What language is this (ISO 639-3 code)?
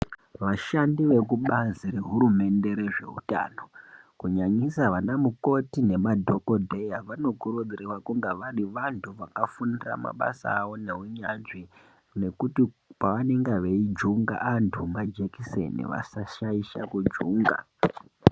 ndc